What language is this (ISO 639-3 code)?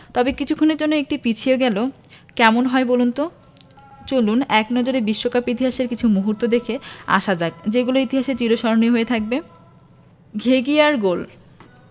ben